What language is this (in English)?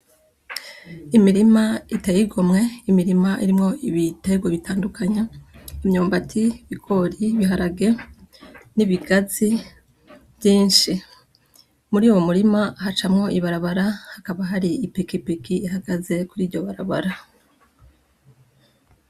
Rundi